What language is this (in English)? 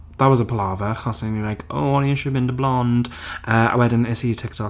Welsh